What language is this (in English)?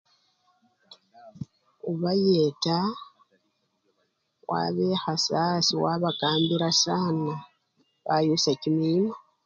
Luyia